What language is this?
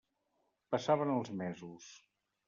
Catalan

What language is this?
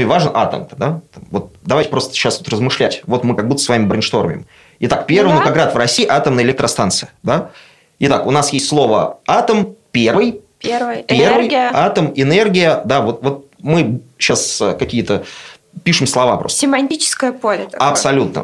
Russian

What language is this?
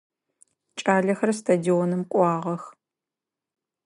Adyghe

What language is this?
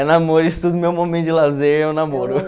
Portuguese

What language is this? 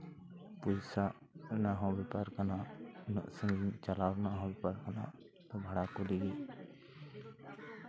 Santali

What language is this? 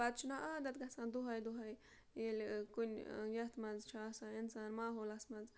Kashmiri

